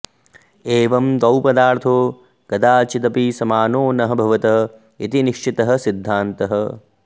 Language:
Sanskrit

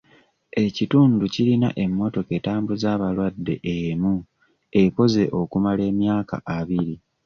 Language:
Ganda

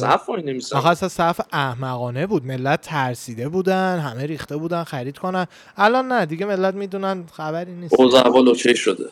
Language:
Persian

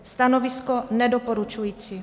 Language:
Czech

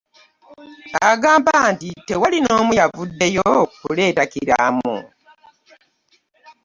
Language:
Ganda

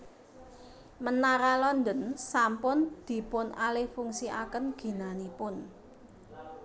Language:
Javanese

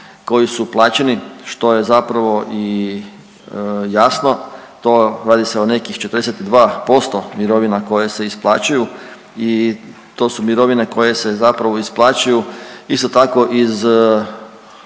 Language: Croatian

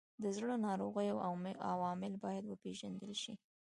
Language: Pashto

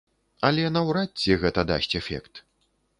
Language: Belarusian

